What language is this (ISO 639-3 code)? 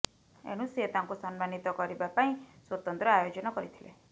ori